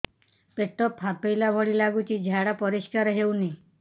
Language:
Odia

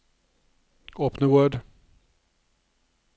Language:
Norwegian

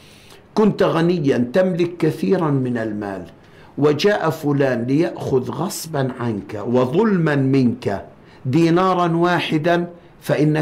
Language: Arabic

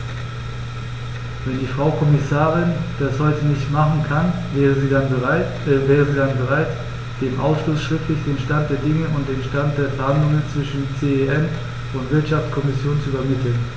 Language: German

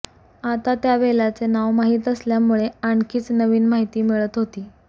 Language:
Marathi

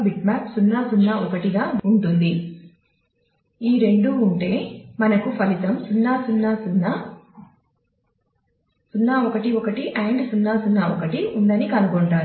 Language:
Telugu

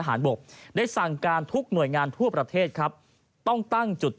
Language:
Thai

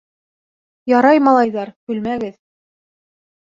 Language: Bashkir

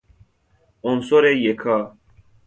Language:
Persian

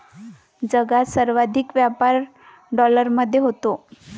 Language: Marathi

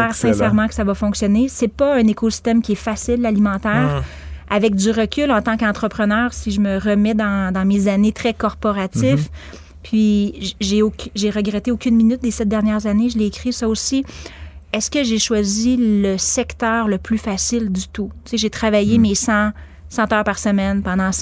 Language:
French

